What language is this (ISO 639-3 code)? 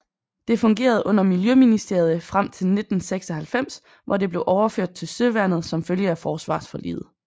dan